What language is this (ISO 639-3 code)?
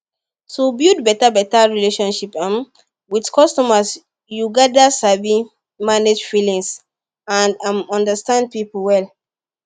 pcm